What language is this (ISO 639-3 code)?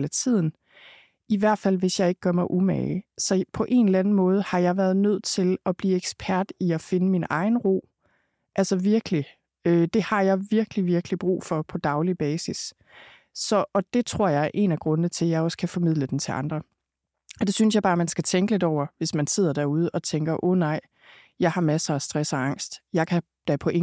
dan